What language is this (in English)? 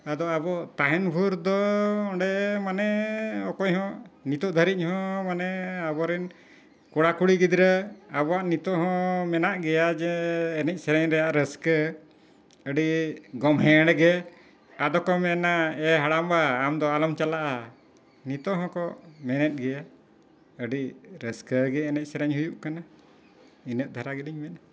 Santali